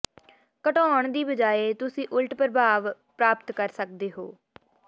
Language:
Punjabi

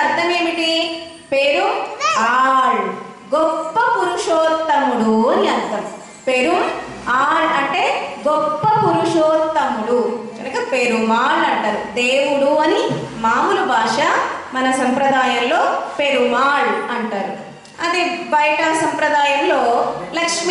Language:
Indonesian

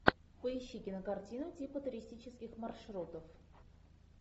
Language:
Russian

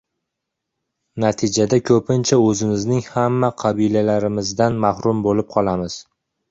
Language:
Uzbek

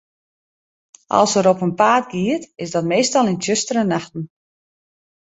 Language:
Western Frisian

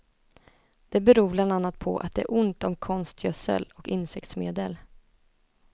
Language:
Swedish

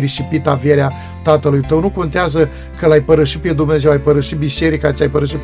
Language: Romanian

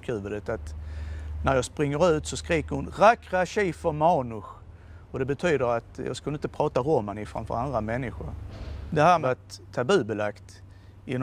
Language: Swedish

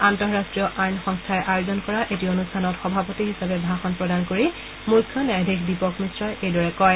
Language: Assamese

